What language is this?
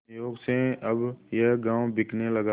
Hindi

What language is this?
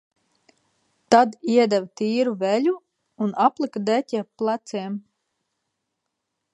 Latvian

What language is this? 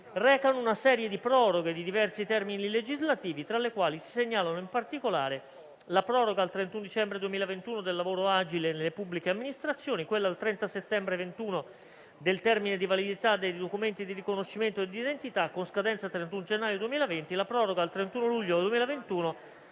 Italian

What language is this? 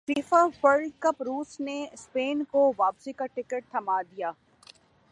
Urdu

